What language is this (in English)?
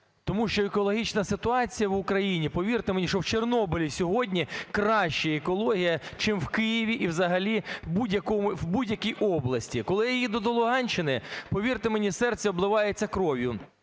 Ukrainian